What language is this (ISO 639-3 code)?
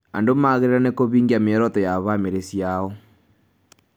kik